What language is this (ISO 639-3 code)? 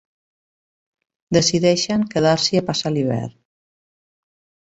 cat